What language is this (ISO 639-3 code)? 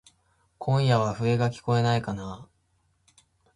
jpn